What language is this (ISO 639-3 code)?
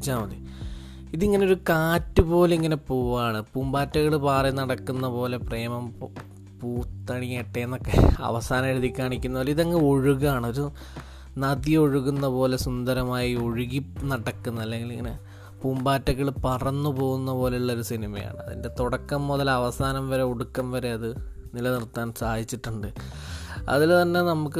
mal